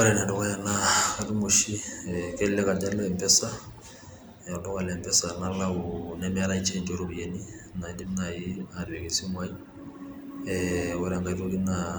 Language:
Masai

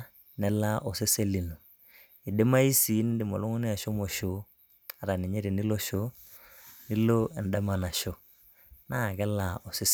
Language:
Masai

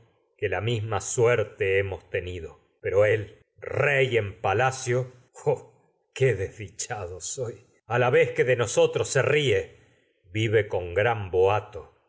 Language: Spanish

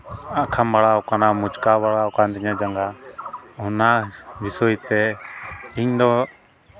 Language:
Santali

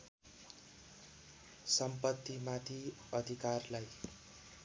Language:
Nepali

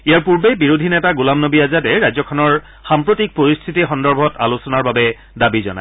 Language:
Assamese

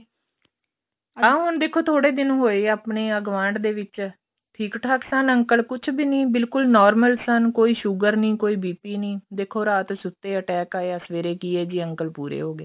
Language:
Punjabi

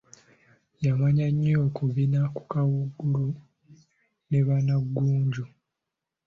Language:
Ganda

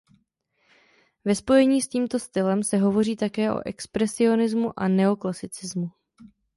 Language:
Czech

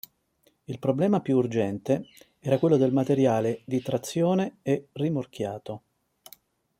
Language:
Italian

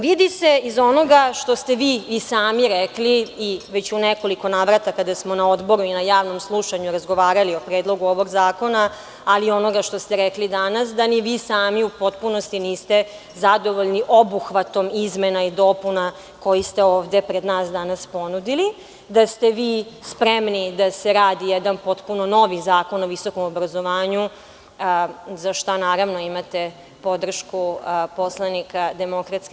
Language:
Serbian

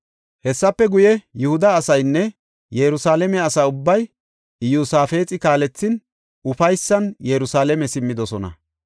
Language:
Gofa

